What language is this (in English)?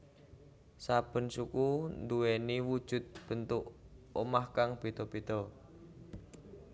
Javanese